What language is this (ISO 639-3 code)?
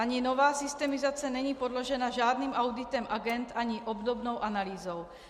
ces